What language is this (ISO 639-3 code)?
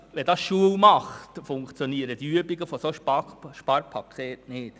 gsw